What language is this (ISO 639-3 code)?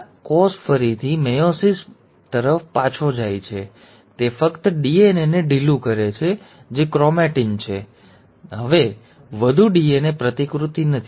guj